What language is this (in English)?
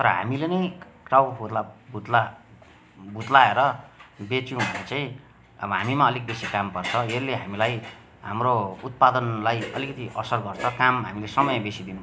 Nepali